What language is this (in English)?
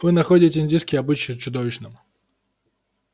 Russian